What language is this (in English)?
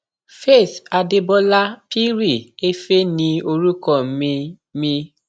Yoruba